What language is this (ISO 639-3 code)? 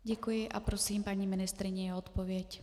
ces